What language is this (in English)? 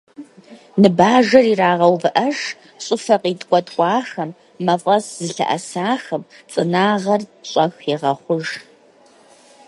Kabardian